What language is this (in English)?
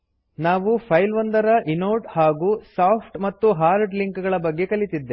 Kannada